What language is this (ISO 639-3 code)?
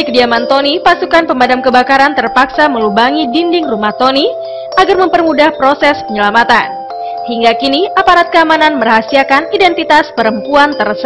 ind